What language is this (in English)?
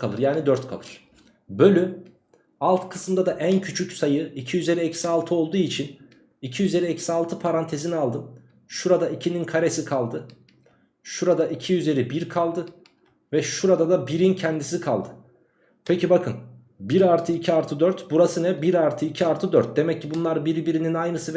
Turkish